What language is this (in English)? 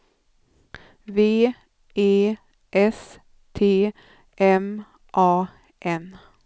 Swedish